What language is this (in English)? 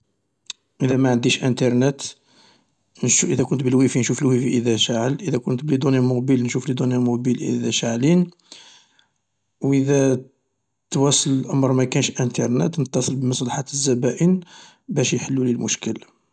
Algerian Arabic